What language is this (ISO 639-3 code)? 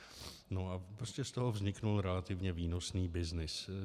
ces